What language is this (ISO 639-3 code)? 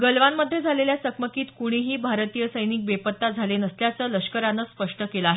mar